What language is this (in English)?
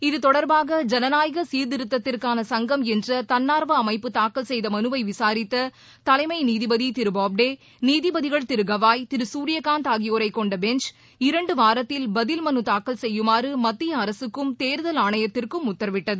Tamil